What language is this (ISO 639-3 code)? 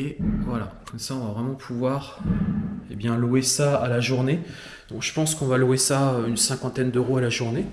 fra